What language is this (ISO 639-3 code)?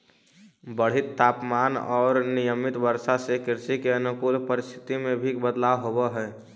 mag